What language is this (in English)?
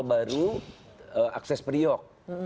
Indonesian